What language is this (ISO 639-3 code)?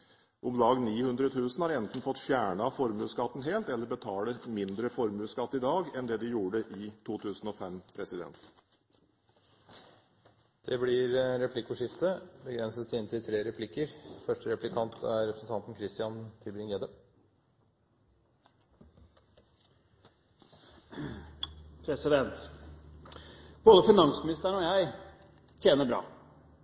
nob